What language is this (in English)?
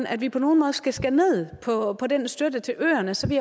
Danish